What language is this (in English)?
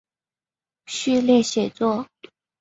Chinese